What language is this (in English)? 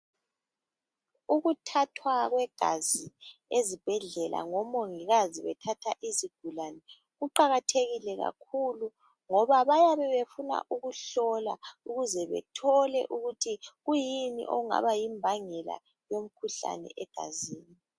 North Ndebele